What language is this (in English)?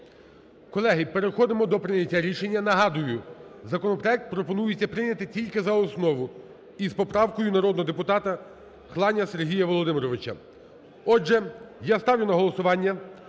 Ukrainian